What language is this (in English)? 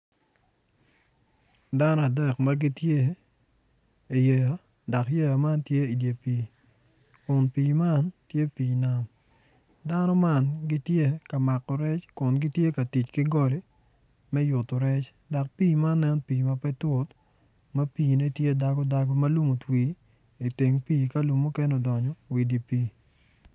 Acoli